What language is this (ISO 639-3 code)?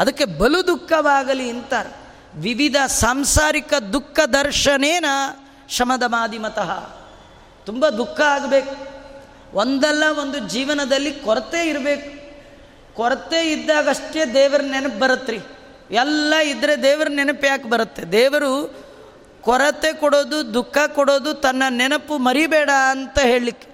kan